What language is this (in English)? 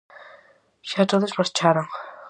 Galician